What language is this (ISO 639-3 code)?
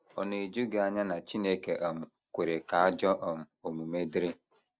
ibo